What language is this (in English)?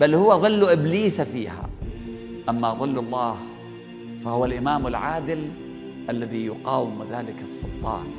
Arabic